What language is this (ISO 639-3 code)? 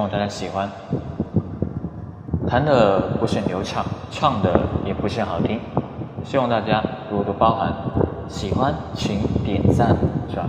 zho